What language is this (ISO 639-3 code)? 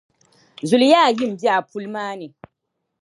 dag